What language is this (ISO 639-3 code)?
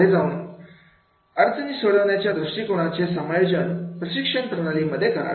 mar